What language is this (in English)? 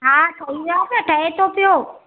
Sindhi